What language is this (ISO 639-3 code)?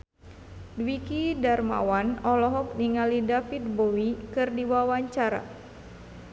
sun